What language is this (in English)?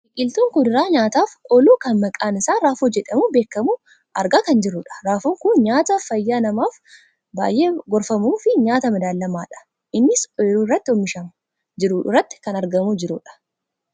Oromo